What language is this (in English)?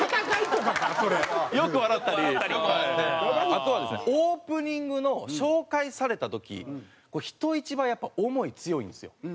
Japanese